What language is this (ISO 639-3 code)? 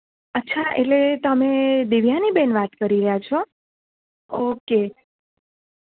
guj